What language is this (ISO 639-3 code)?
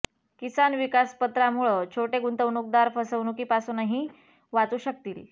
mar